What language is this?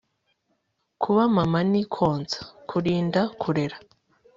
Kinyarwanda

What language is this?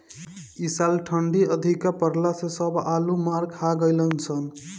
Bhojpuri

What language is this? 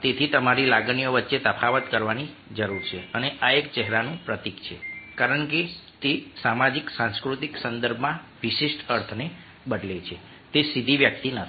Gujarati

